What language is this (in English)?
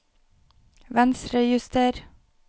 Norwegian